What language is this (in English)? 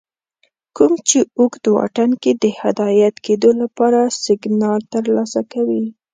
Pashto